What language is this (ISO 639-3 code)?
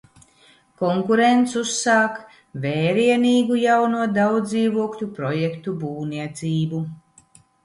lav